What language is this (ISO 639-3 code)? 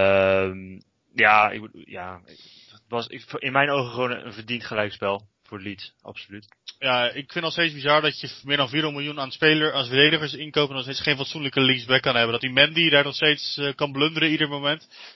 nld